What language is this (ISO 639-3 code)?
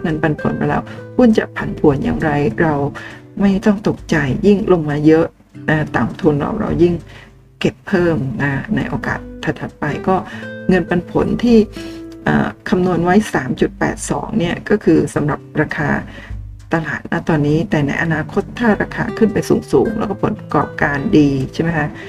tha